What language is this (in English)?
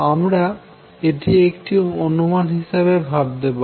Bangla